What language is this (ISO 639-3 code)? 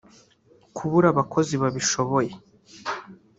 kin